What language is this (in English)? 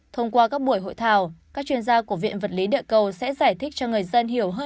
Vietnamese